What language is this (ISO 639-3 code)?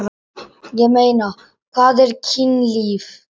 isl